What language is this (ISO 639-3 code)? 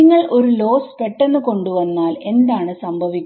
mal